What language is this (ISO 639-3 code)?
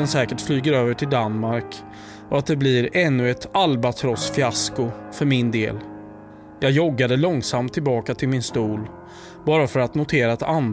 swe